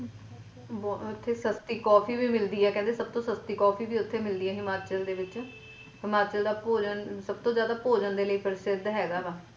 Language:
Punjabi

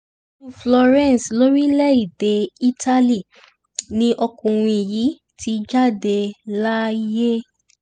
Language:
Yoruba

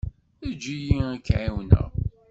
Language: Kabyle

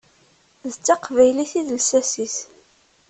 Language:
Kabyle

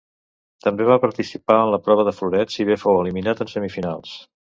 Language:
Catalan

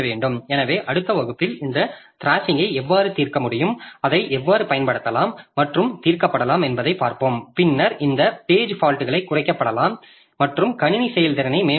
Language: Tamil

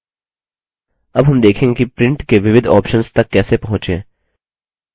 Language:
Hindi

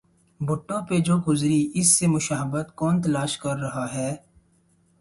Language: Urdu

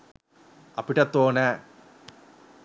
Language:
Sinhala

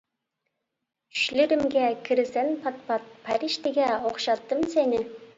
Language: Uyghur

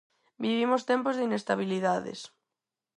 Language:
Galician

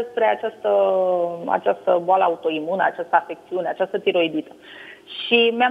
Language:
Romanian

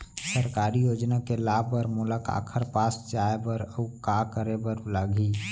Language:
Chhattisgarhi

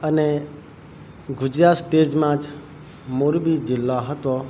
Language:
Gujarati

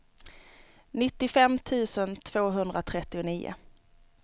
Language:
Swedish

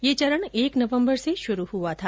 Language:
Hindi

